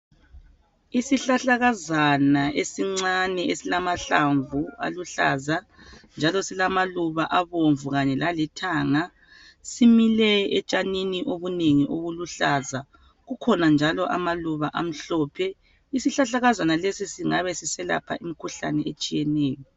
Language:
North Ndebele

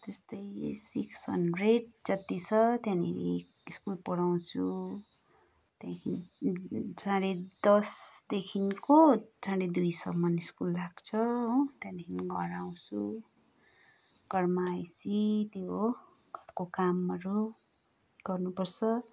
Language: Nepali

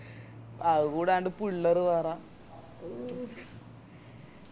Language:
Malayalam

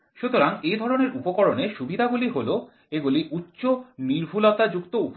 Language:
Bangla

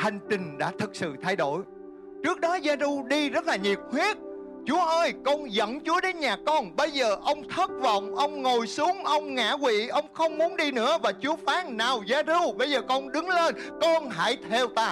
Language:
Vietnamese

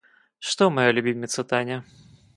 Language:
Russian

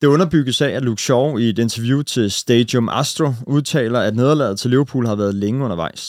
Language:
Danish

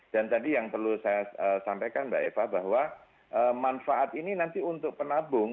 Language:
Indonesian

